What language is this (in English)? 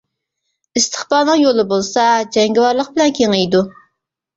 Uyghur